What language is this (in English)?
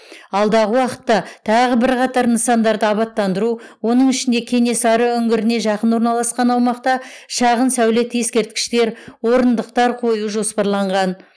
Kazakh